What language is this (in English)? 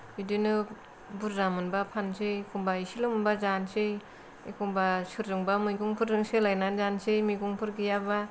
Bodo